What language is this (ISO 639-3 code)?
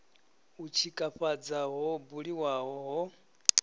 ven